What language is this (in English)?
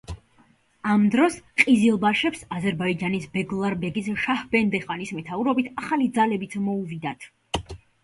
Georgian